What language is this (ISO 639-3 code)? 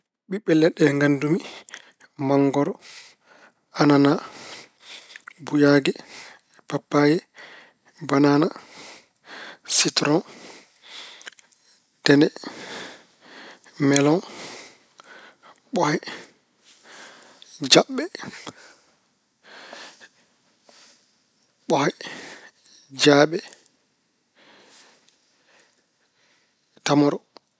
ful